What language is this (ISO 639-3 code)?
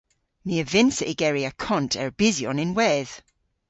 cor